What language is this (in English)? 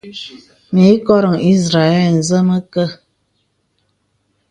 Bebele